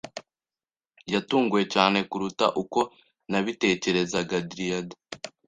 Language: Kinyarwanda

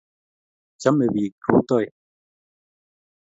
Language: Kalenjin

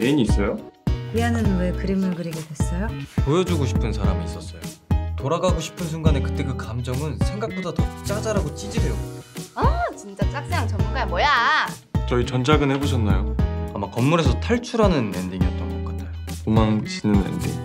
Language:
Korean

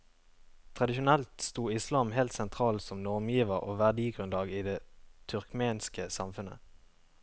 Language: Norwegian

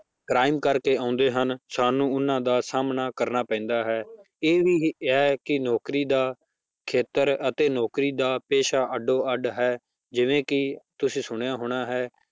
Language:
Punjabi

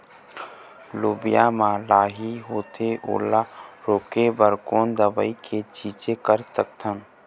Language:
Chhattisgarhi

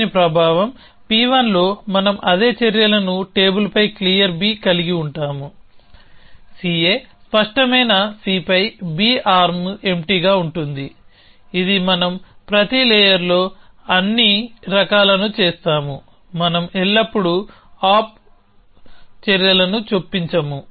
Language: Telugu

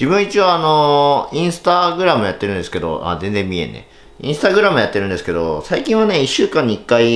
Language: Japanese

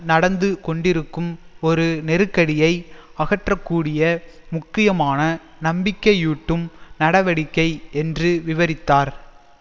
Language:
Tamil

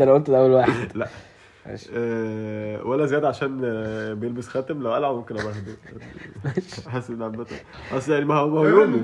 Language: Arabic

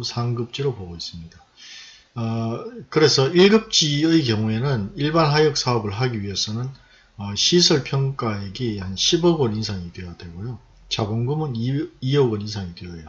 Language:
Korean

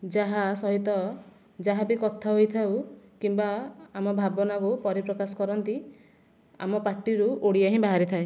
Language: Odia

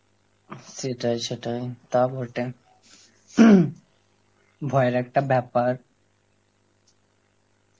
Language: Bangla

